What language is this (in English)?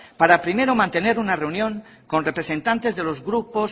Spanish